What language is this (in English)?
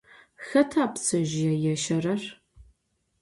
Adyghe